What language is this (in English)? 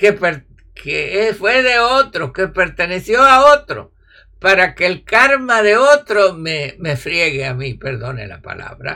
Spanish